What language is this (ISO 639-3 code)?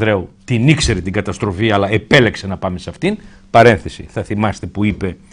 ell